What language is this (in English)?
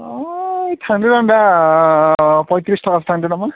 Bodo